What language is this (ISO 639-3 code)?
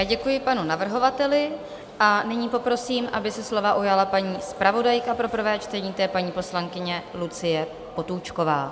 ces